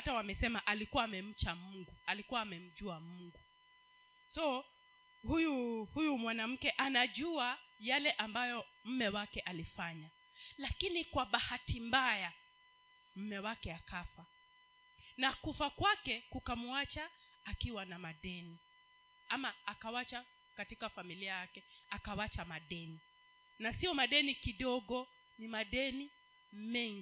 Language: Swahili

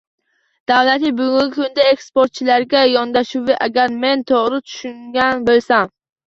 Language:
Uzbek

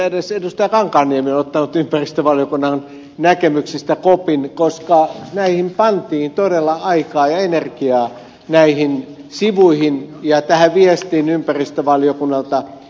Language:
Finnish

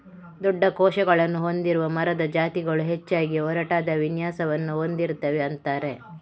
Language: Kannada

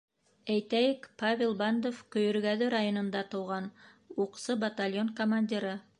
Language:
Bashkir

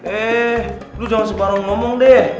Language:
Indonesian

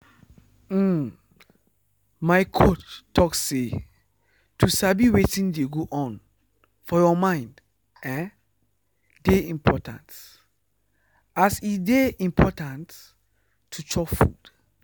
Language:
Nigerian Pidgin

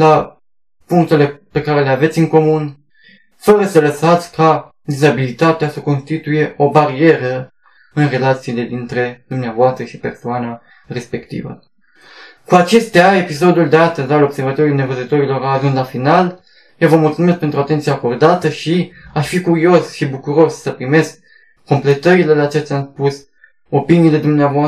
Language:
Romanian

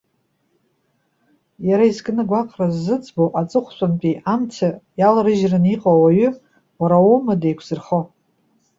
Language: Abkhazian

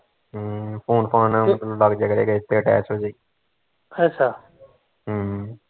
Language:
Punjabi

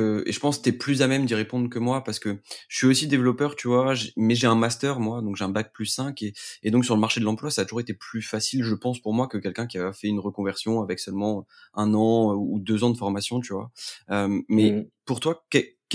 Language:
French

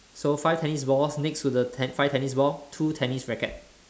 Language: English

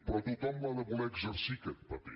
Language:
Catalan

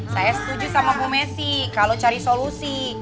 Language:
Indonesian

